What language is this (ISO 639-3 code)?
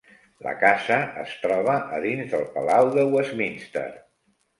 cat